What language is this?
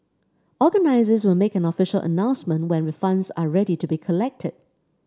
English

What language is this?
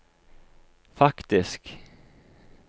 Norwegian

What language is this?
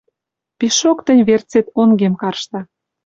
Western Mari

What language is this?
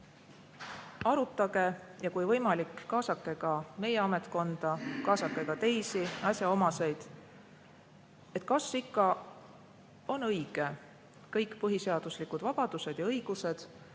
Estonian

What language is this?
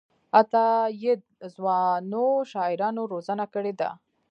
Pashto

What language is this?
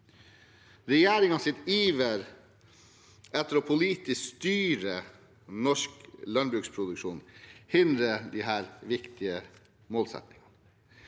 Norwegian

